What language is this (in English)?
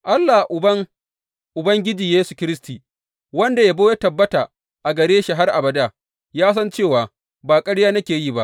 Hausa